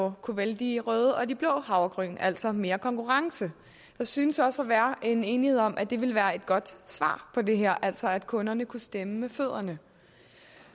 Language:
Danish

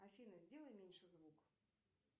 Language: Russian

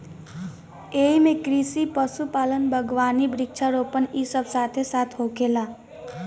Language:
Bhojpuri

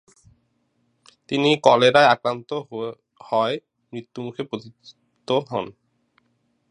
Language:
Bangla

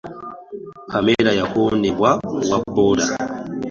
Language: Ganda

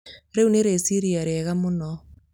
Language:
Kikuyu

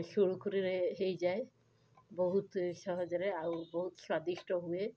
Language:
Odia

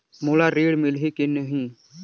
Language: Chhattisgarhi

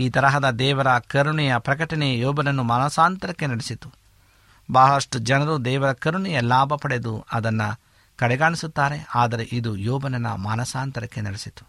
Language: Kannada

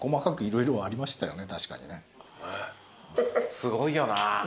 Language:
Japanese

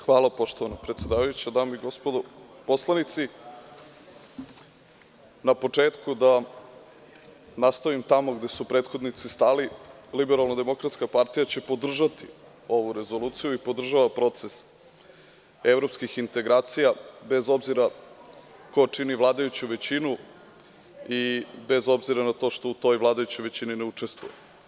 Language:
Serbian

